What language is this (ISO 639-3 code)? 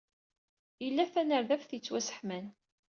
kab